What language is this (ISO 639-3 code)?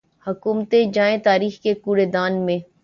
urd